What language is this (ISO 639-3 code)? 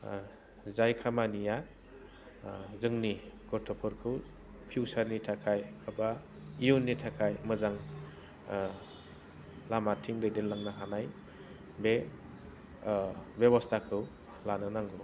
brx